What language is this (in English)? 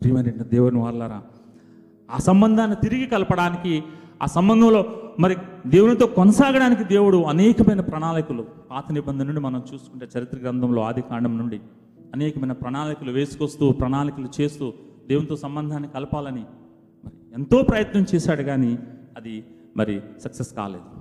Telugu